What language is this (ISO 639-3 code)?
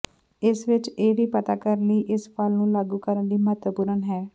pan